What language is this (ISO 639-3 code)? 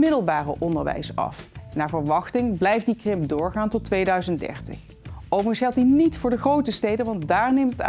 nld